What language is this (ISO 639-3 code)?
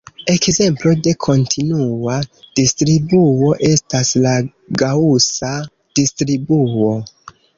epo